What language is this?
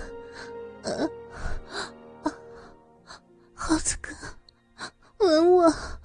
Chinese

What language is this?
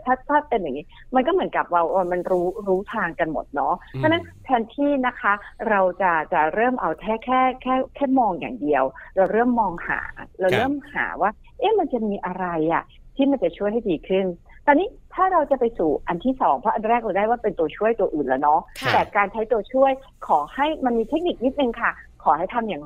Thai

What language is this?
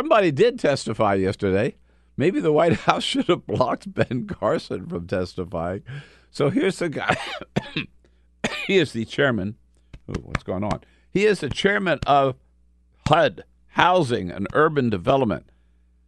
English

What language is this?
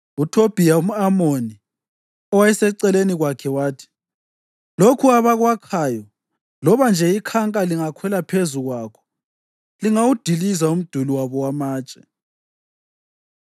North Ndebele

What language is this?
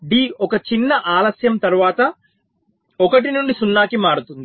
Telugu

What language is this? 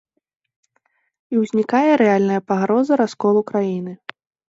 Belarusian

